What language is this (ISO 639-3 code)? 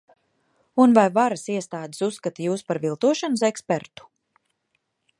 lav